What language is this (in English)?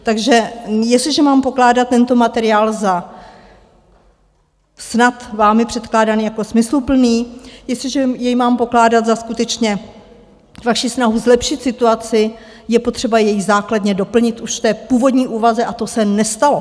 Czech